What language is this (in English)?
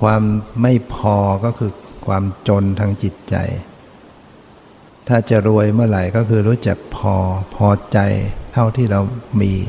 Thai